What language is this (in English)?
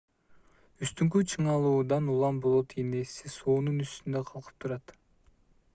Kyrgyz